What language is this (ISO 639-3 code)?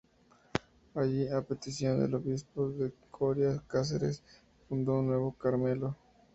spa